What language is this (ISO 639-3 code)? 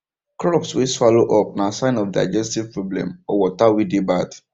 pcm